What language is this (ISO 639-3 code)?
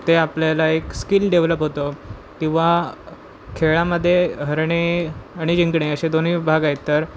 mar